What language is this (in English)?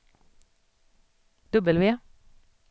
Swedish